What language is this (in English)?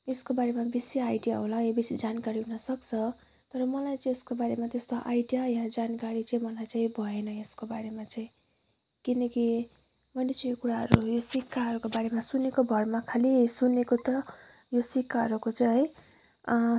Nepali